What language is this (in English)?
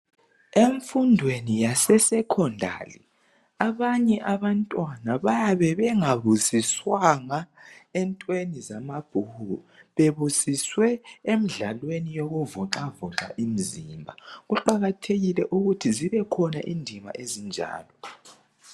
North Ndebele